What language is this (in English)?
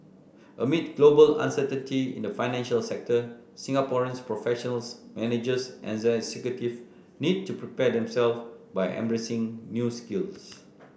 English